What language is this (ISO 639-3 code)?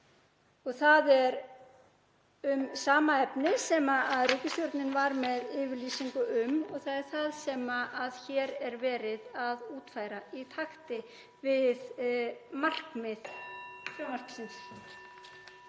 isl